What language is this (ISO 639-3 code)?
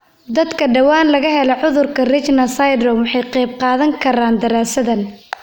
som